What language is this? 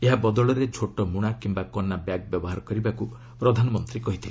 Odia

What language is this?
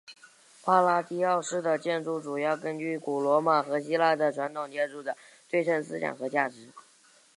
Chinese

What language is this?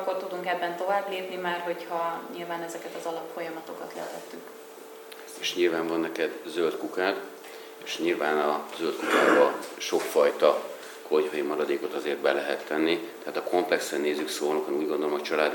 Hungarian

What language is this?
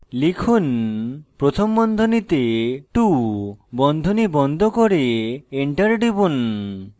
Bangla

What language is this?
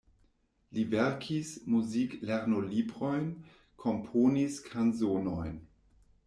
Esperanto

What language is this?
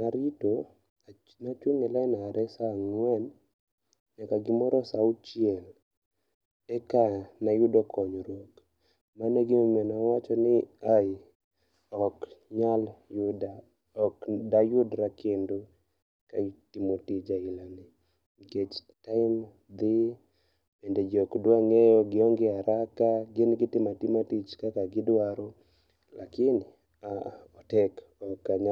Luo (Kenya and Tanzania)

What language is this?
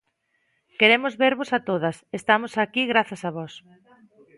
Galician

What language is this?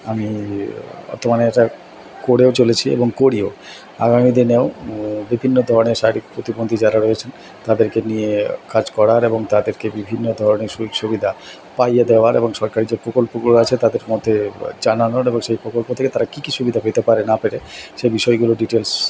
Bangla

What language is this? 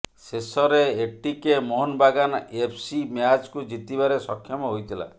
Odia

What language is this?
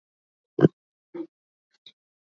Hakha Chin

